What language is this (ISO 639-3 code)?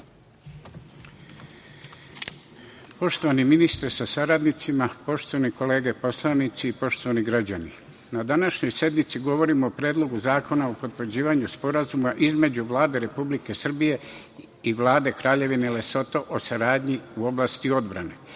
srp